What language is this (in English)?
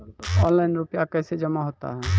Maithili